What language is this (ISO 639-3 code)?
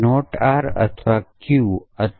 guj